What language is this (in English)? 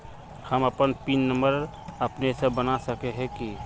Magahi